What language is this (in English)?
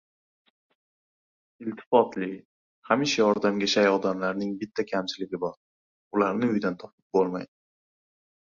Uzbek